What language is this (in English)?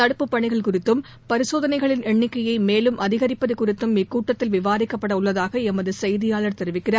Tamil